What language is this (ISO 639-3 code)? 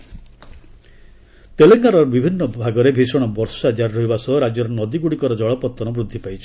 ori